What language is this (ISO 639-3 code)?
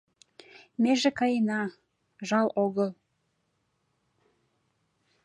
chm